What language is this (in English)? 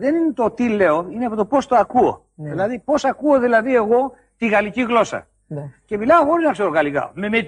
Greek